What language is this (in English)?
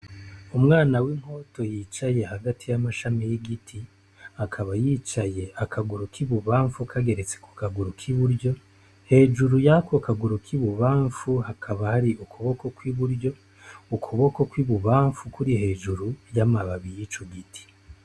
Rundi